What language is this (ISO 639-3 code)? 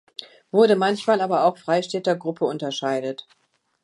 deu